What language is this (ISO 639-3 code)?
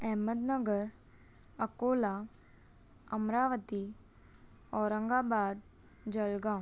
snd